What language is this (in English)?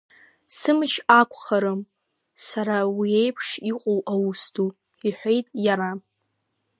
Abkhazian